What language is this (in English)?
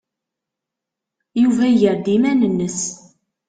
Kabyle